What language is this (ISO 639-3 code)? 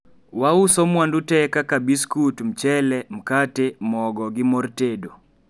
luo